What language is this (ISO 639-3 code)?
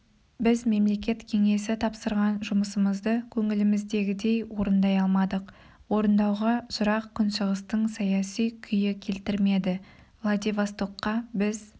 kaz